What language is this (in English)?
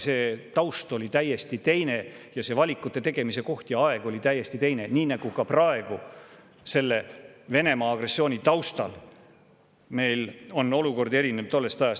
Estonian